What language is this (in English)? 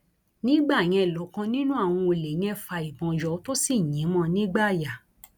Yoruba